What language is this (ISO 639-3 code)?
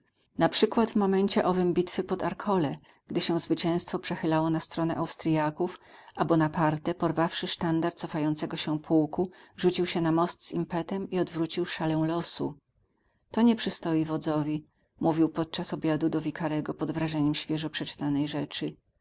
pol